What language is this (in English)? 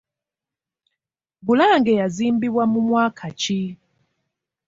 Ganda